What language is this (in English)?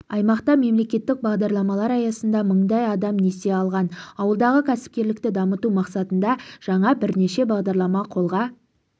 Kazakh